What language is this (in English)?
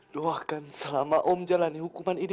Indonesian